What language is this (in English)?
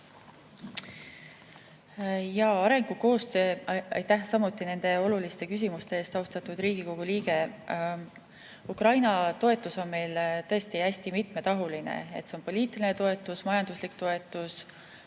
Estonian